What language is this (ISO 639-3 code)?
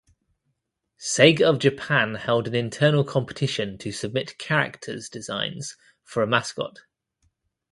eng